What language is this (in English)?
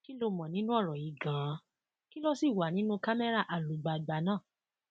Yoruba